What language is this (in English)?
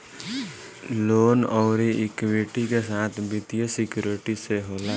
Bhojpuri